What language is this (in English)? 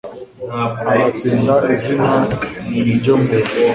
Kinyarwanda